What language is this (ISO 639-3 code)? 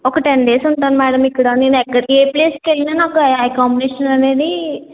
tel